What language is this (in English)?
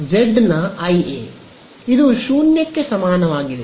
Kannada